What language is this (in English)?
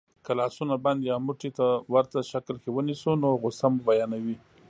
Pashto